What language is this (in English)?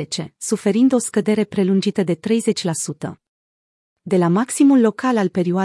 Romanian